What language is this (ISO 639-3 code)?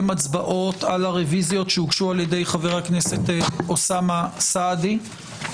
heb